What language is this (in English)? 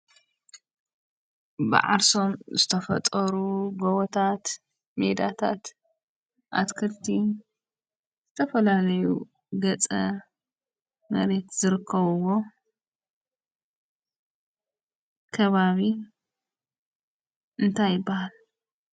Tigrinya